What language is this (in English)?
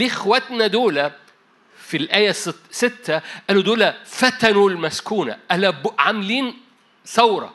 Arabic